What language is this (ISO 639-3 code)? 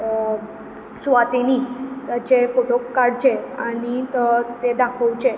kok